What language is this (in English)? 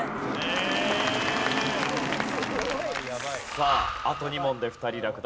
Japanese